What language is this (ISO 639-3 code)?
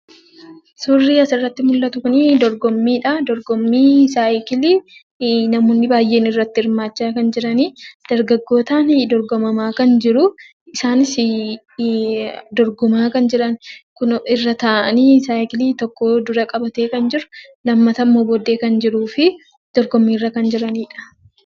orm